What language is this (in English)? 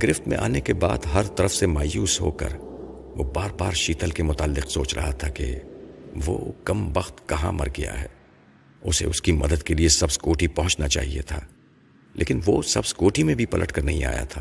Urdu